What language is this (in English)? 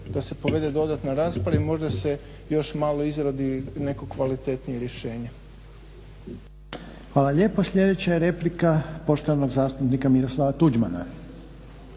Croatian